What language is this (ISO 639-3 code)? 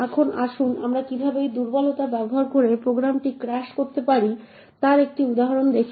ben